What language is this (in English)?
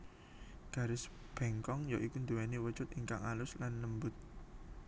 Javanese